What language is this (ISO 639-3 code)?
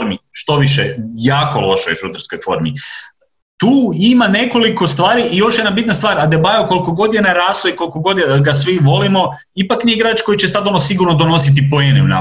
hrv